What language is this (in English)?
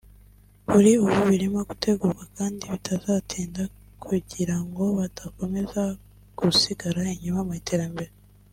Kinyarwanda